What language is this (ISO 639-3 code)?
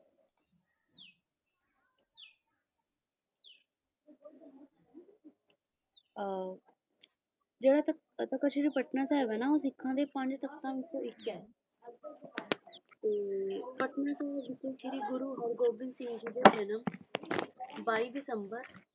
pan